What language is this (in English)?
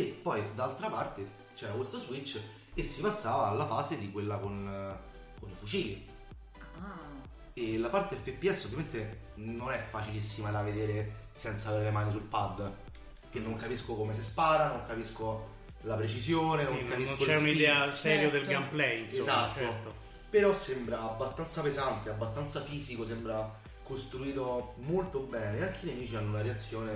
Italian